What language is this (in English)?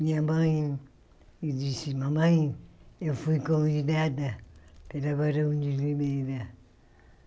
Portuguese